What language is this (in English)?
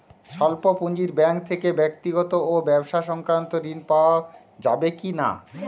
Bangla